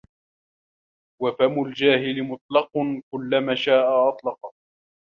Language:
Arabic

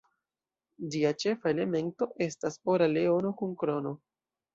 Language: Esperanto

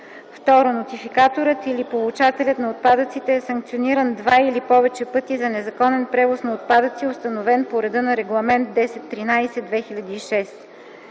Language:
Bulgarian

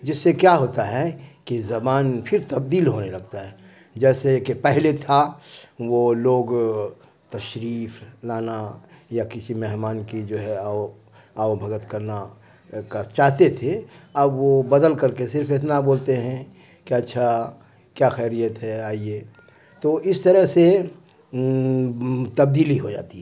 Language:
Urdu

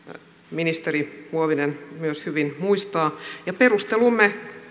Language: Finnish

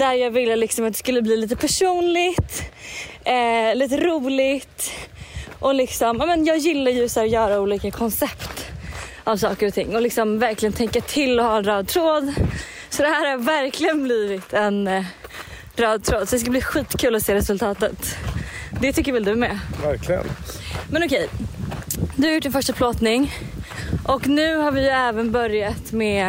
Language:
Swedish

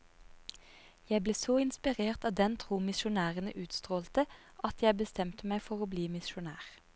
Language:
Norwegian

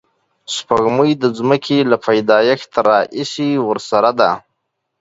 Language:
Pashto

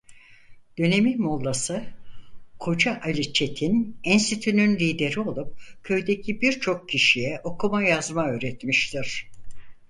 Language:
Turkish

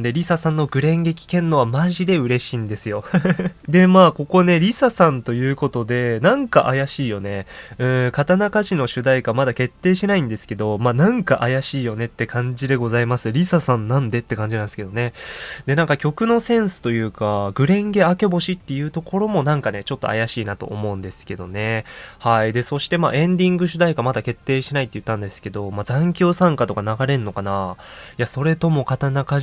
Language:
Japanese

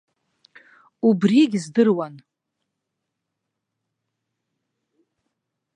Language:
Abkhazian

